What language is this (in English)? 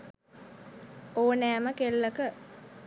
Sinhala